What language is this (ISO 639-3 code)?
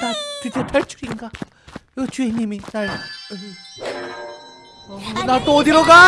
kor